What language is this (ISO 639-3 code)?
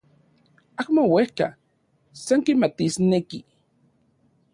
ncx